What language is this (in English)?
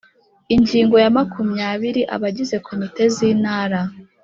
Kinyarwanda